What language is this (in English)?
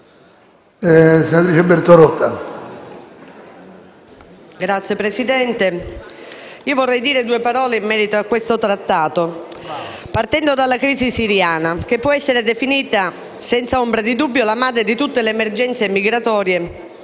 Italian